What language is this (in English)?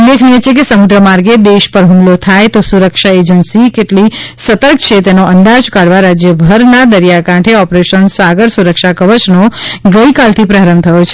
Gujarati